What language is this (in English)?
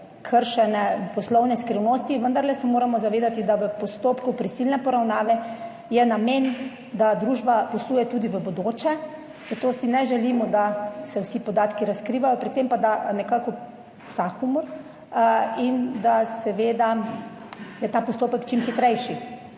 Slovenian